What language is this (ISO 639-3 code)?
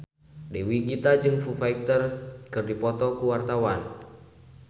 sun